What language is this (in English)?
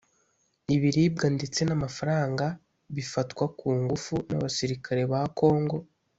Kinyarwanda